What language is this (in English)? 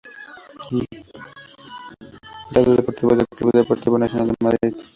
Spanish